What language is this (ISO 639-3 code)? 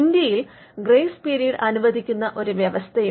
mal